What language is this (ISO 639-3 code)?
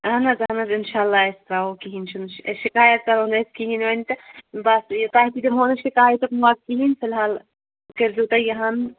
kas